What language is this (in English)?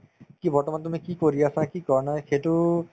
Assamese